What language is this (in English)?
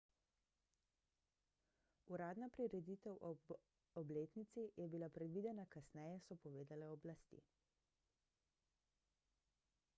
Slovenian